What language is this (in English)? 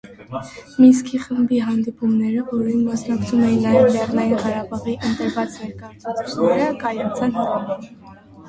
Armenian